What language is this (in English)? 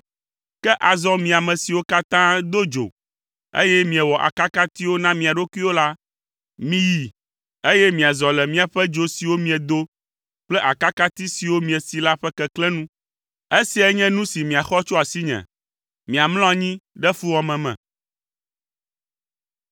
Ewe